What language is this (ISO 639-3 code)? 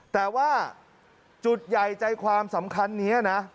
tha